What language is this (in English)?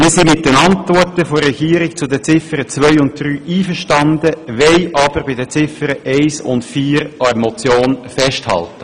Swiss German